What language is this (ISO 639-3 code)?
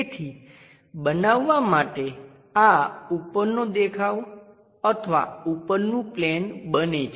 guj